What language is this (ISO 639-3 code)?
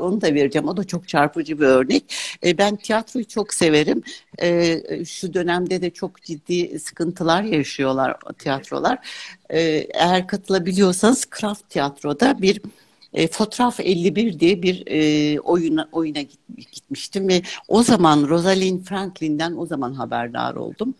tur